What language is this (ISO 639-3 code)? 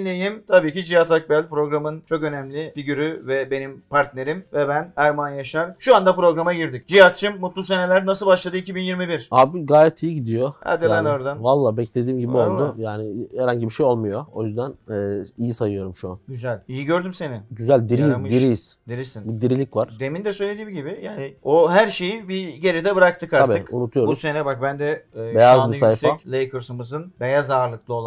tur